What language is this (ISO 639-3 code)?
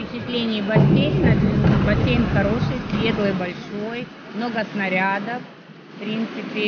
rus